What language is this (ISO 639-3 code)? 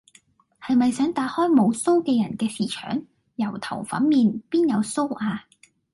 yue